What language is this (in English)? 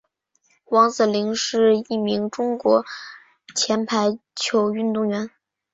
Chinese